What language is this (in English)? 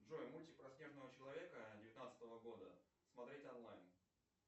Russian